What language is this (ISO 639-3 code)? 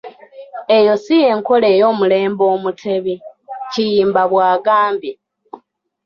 lug